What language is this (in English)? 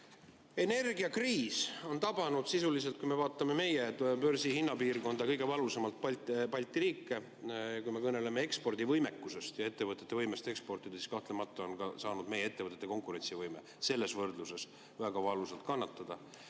Estonian